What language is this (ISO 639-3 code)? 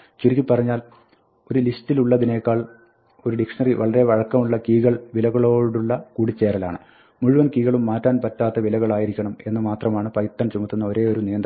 mal